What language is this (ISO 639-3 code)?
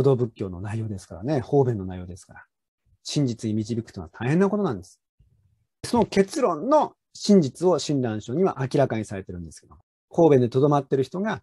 jpn